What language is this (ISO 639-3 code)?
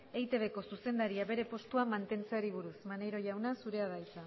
eus